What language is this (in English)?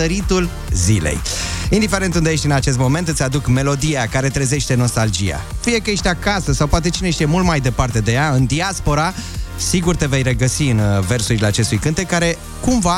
Romanian